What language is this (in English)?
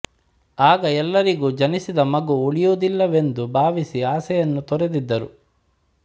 Kannada